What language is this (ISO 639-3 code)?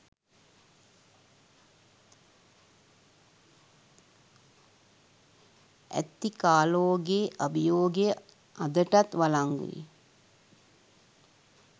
sin